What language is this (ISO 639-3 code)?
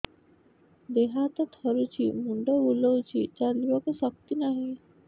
ori